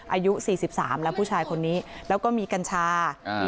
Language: Thai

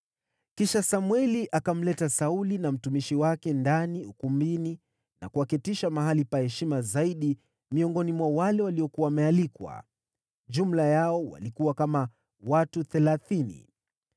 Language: Swahili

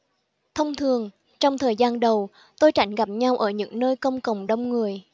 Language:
Vietnamese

